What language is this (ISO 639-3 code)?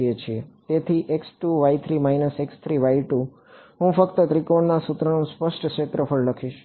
guj